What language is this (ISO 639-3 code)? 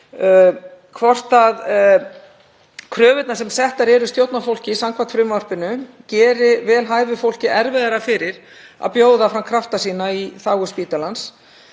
isl